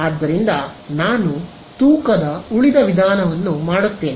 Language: Kannada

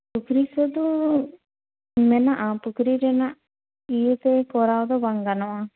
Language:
Santali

